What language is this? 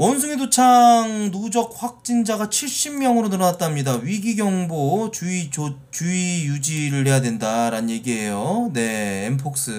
Korean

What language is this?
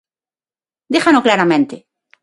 Galician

